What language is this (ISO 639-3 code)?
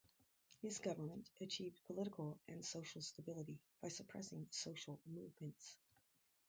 eng